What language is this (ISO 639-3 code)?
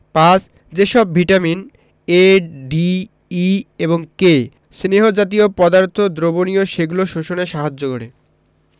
ben